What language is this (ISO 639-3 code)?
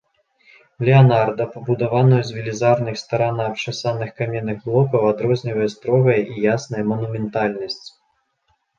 bel